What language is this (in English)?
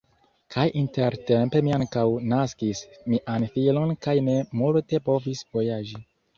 Esperanto